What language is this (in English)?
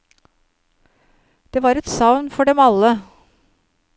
Norwegian